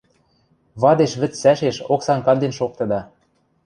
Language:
Western Mari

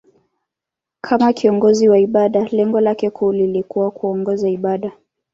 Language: Swahili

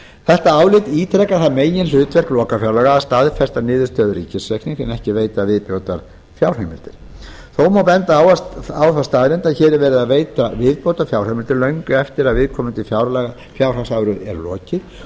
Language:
Icelandic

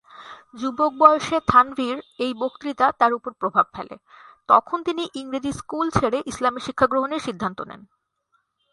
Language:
Bangla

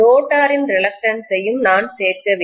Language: Tamil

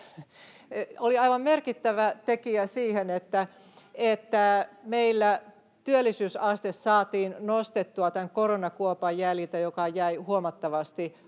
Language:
Finnish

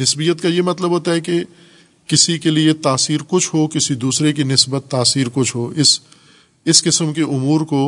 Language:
Urdu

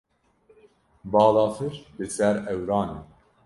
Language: Kurdish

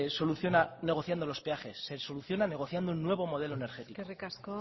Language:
Spanish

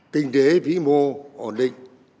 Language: Vietnamese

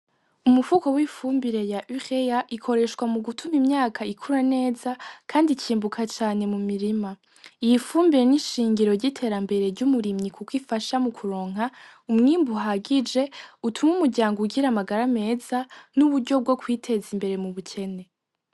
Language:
Rundi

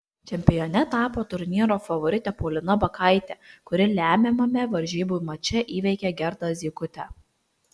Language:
Lithuanian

